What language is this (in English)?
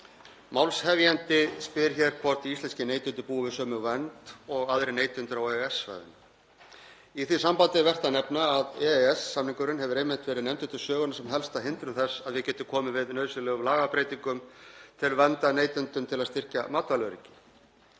Icelandic